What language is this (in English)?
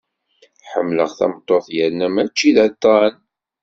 Kabyle